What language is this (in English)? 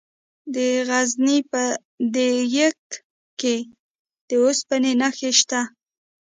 Pashto